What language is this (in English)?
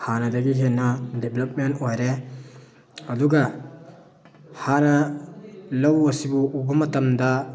Manipuri